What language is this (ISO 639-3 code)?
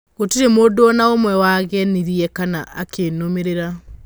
kik